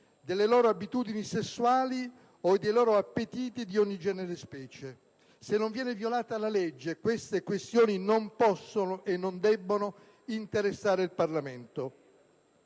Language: Italian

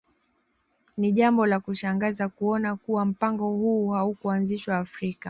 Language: Swahili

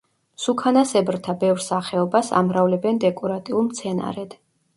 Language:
Georgian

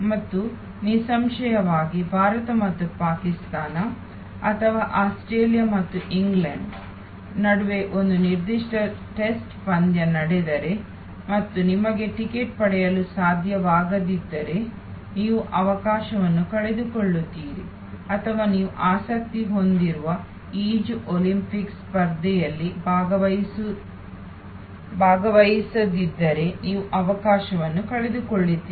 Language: Kannada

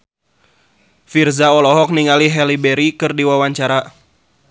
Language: Sundanese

